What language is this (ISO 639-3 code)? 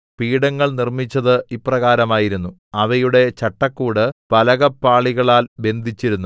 mal